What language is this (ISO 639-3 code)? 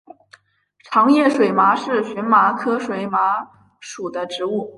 zho